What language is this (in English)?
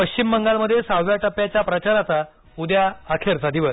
Marathi